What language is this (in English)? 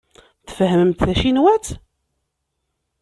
Kabyle